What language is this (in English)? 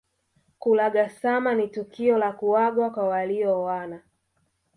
Swahili